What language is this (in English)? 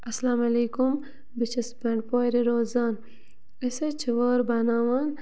Kashmiri